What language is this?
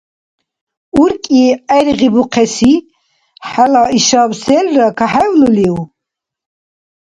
Dargwa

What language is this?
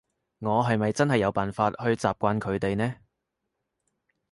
Cantonese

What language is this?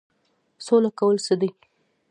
Pashto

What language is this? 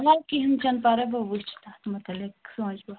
Kashmiri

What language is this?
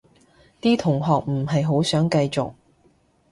Cantonese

